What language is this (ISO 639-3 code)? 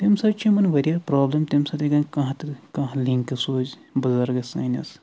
kas